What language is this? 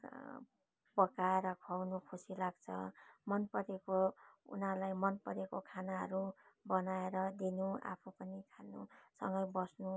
Nepali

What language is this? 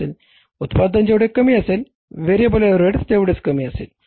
Marathi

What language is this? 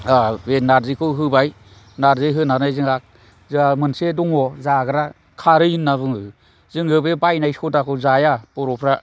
Bodo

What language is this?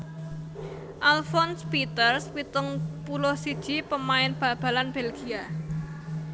Javanese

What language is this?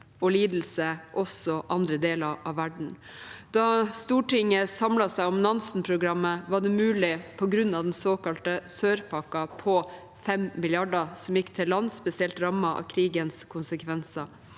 Norwegian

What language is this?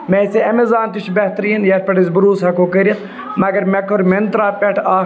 Kashmiri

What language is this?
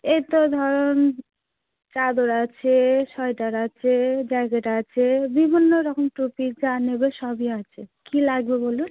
Bangla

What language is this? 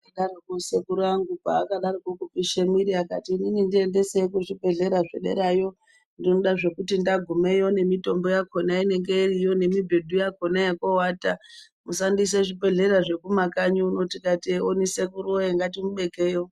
Ndau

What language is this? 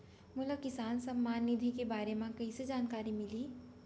Chhattisgarhi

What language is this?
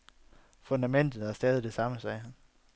Danish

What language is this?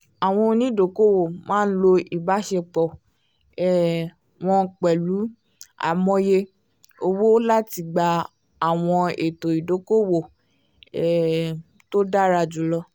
Yoruba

